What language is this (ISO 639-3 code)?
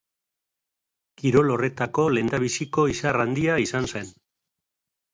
eus